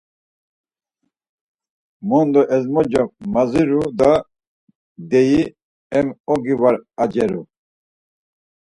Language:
Laz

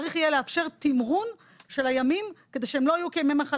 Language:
Hebrew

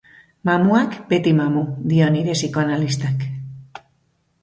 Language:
Basque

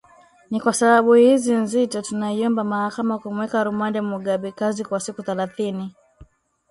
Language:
Swahili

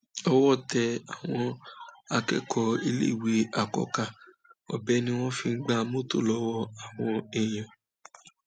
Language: Yoruba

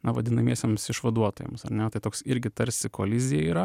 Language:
Lithuanian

